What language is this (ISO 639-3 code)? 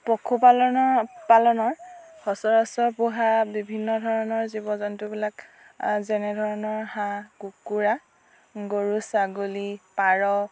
asm